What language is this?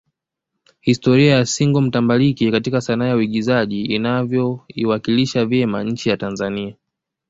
Swahili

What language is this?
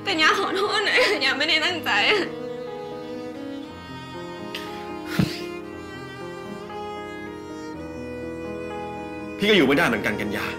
Thai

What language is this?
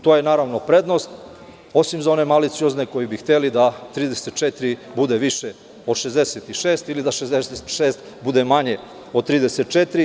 Serbian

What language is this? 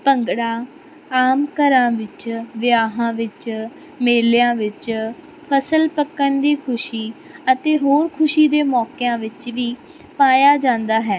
Punjabi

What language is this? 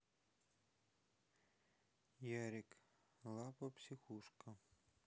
Russian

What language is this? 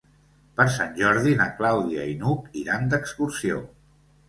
Catalan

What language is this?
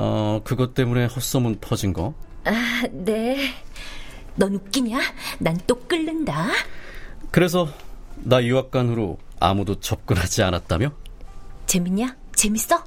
Korean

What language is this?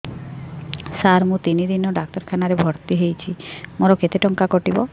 Odia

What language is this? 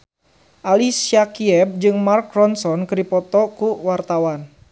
Sundanese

